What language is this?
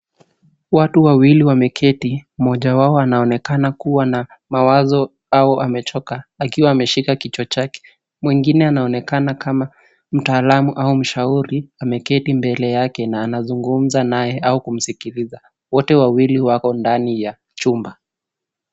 Swahili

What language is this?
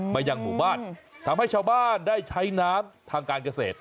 Thai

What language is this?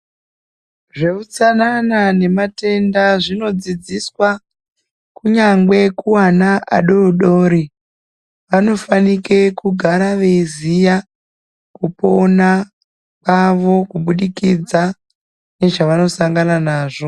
Ndau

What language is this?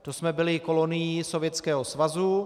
Czech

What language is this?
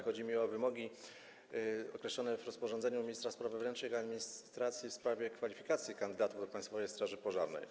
Polish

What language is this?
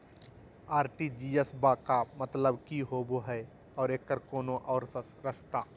Magahi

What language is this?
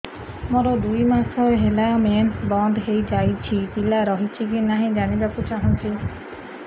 Odia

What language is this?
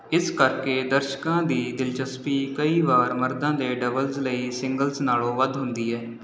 Punjabi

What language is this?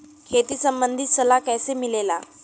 Bhojpuri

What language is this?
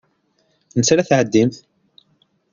Kabyle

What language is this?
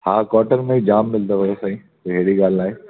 Sindhi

